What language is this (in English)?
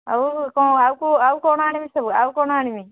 Odia